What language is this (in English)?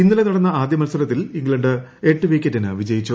Malayalam